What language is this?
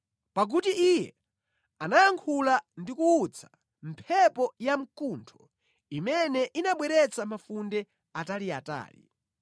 Nyanja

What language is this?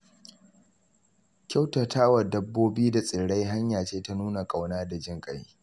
Hausa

